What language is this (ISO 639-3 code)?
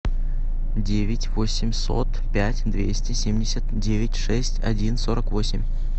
rus